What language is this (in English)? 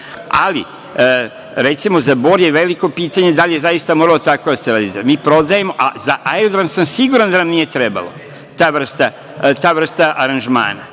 Serbian